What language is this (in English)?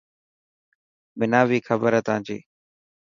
Dhatki